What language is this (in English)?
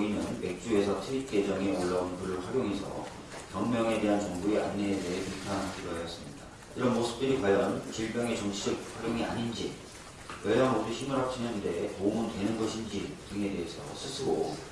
Korean